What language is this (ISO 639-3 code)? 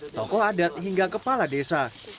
ind